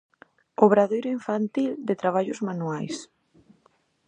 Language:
Galician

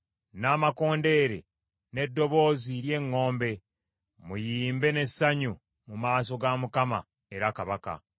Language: Ganda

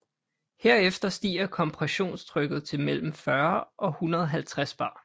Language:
Danish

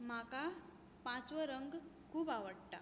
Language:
Konkani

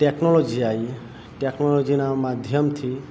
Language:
Gujarati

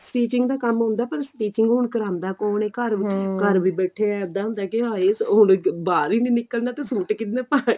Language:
Punjabi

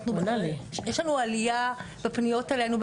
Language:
Hebrew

